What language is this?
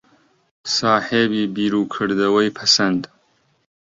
Central Kurdish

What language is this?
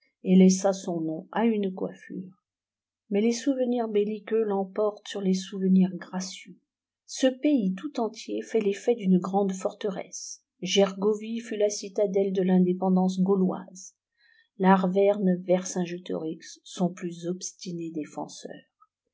French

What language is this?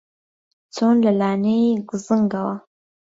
Central Kurdish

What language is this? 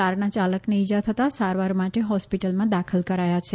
Gujarati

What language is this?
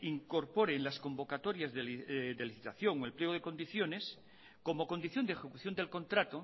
Spanish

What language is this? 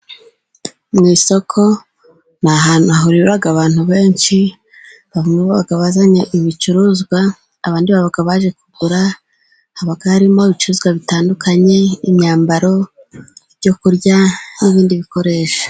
Kinyarwanda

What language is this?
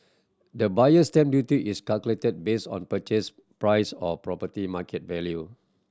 English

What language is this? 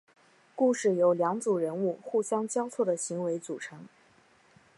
Chinese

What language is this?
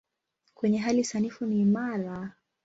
Swahili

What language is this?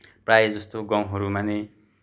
Nepali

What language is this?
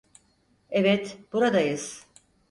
Turkish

